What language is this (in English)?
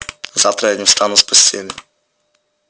Russian